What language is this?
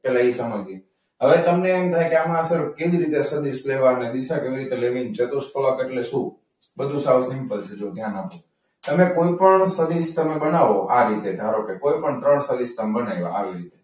Gujarati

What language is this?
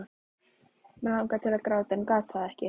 Icelandic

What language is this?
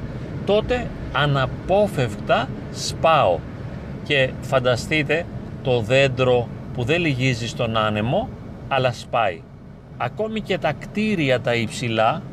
Greek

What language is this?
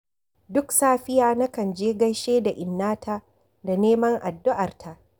Hausa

